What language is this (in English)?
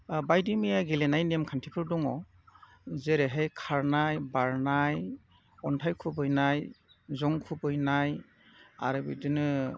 Bodo